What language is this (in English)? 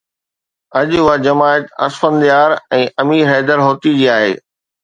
Sindhi